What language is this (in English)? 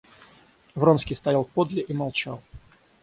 Russian